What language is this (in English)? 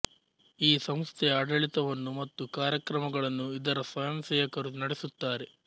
Kannada